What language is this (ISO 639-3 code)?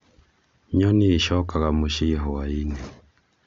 kik